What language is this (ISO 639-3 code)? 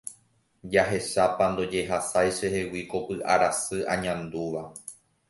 grn